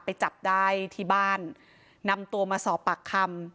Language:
Thai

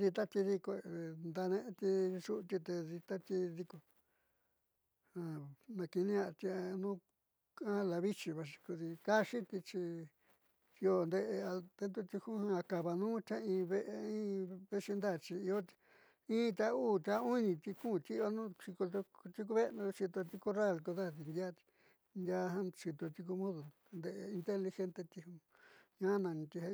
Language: Southeastern Nochixtlán Mixtec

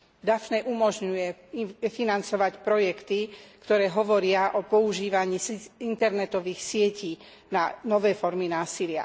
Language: Slovak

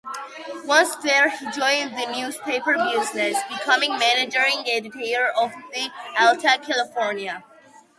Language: English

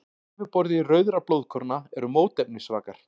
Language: Icelandic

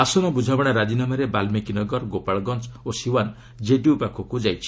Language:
Odia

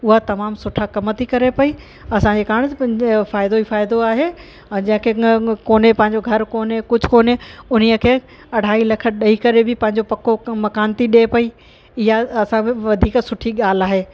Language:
Sindhi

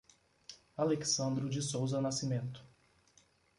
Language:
Portuguese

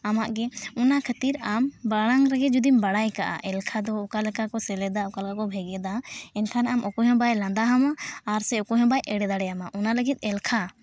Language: Santali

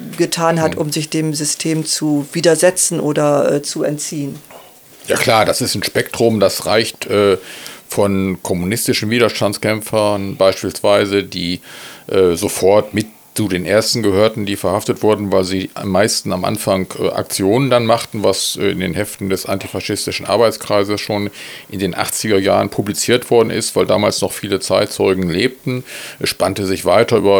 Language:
German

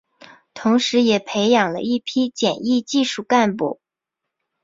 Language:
Chinese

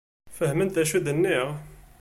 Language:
Kabyle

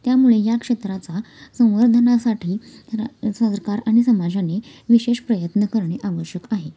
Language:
Marathi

